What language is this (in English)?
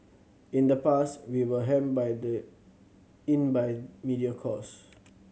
English